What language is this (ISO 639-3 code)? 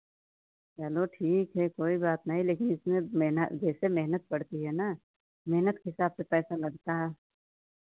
hin